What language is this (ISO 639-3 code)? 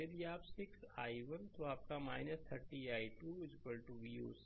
hin